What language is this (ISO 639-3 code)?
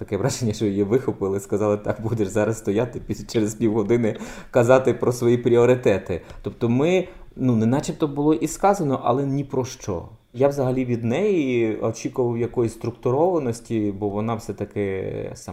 ukr